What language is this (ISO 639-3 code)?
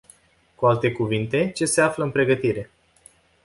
ron